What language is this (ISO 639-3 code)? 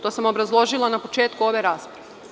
srp